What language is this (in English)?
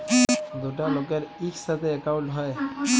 Bangla